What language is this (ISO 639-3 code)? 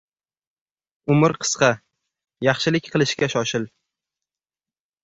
uzb